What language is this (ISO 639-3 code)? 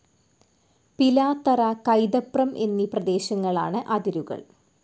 mal